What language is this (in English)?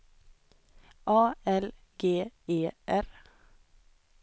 Swedish